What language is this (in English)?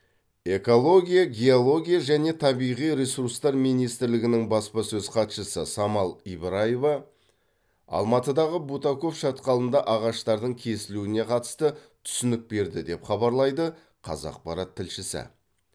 Kazakh